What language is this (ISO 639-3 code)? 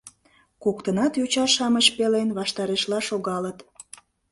chm